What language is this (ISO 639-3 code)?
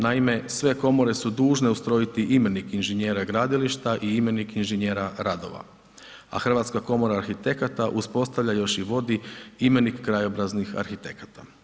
hrv